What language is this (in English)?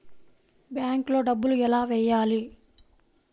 Telugu